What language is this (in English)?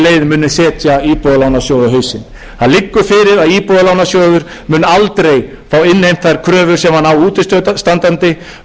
Icelandic